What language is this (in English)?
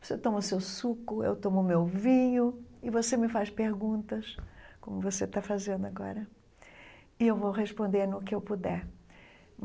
Portuguese